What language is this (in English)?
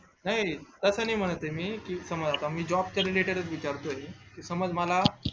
Marathi